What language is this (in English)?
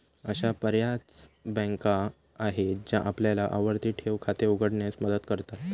Marathi